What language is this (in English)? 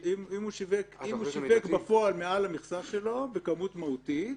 Hebrew